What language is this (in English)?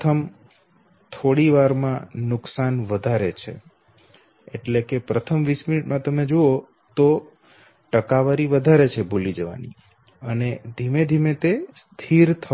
Gujarati